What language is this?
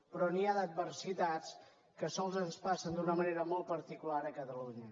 Catalan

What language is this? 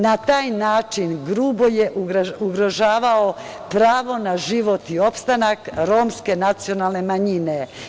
Serbian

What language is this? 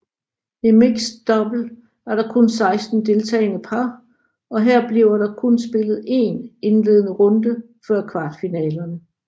Danish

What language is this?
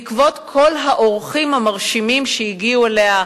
Hebrew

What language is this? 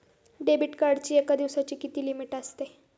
Marathi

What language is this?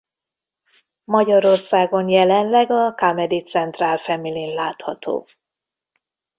Hungarian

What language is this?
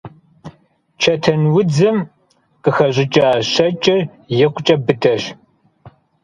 Kabardian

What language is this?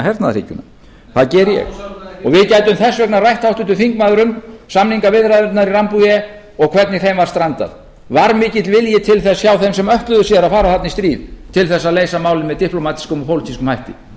Icelandic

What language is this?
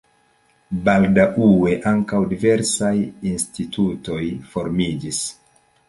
Esperanto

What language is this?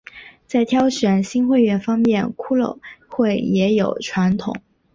Chinese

